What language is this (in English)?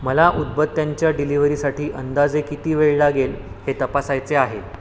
Marathi